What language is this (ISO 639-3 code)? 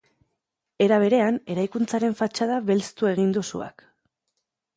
eus